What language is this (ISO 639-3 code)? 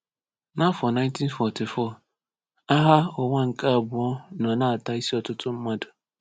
ibo